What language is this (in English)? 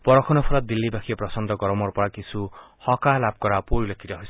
Assamese